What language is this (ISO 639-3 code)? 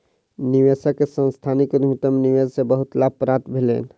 mai